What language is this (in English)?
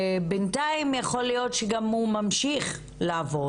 Hebrew